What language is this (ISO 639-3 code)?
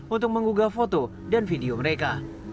ind